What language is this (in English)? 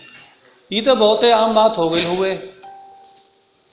Bhojpuri